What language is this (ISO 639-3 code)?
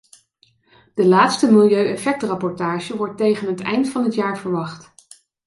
nld